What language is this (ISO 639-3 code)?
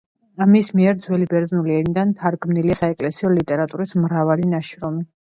kat